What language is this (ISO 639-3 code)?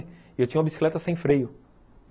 por